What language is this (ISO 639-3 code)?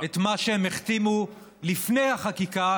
heb